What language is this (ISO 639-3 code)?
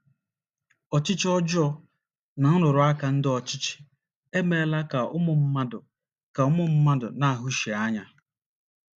ibo